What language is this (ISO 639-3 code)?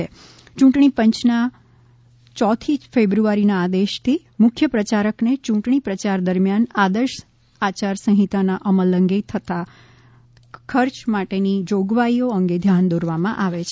guj